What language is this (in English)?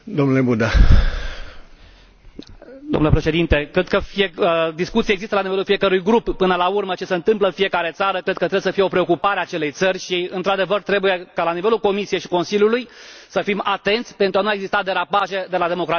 Romanian